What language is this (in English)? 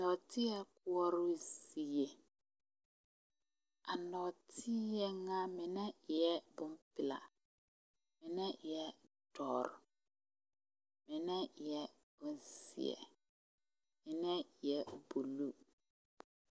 Southern Dagaare